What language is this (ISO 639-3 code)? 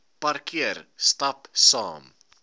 afr